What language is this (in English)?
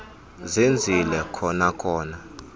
Xhosa